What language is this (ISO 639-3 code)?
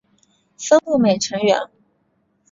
zho